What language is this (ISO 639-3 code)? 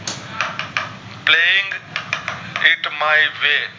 guj